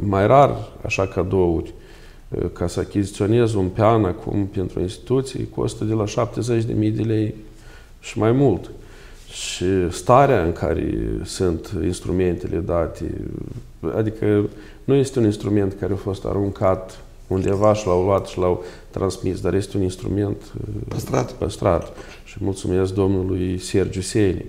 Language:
Romanian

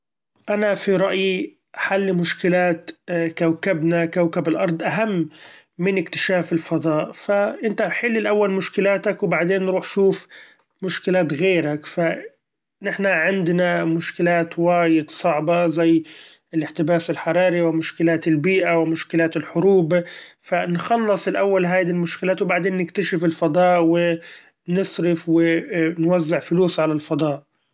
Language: Gulf Arabic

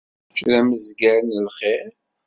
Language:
Kabyle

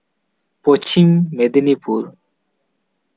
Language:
Santali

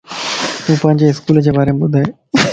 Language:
Lasi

